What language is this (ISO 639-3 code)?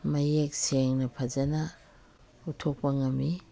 mni